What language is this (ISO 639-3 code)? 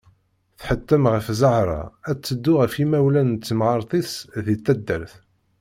kab